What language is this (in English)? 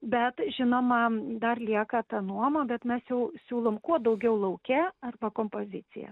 Lithuanian